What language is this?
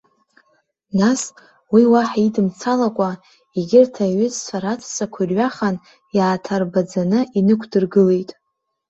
Abkhazian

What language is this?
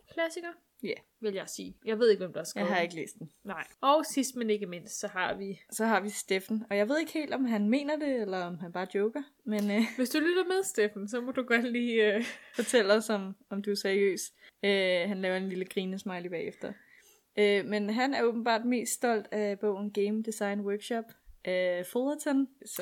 Danish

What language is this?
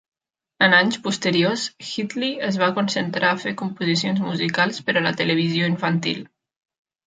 Catalan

